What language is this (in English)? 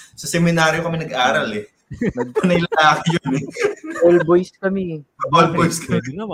Filipino